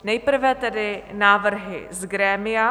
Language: Czech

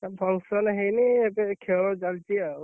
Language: Odia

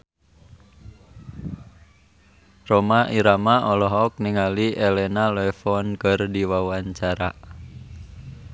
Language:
Sundanese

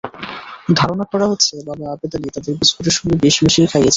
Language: Bangla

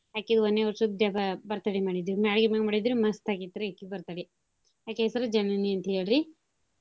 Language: Kannada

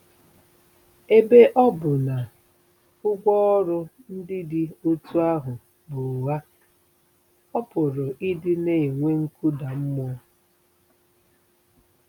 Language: Igbo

